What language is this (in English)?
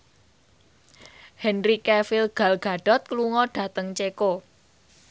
Javanese